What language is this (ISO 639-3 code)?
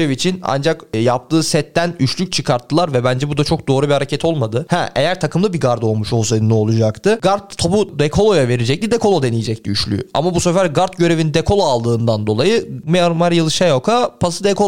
tur